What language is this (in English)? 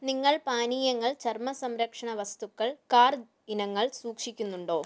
Malayalam